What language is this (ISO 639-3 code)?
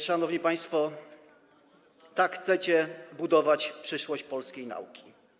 pol